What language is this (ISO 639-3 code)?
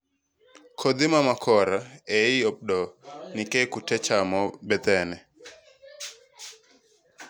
luo